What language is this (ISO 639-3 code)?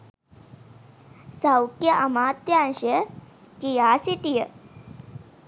sin